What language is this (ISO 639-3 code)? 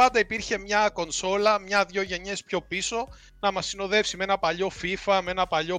ell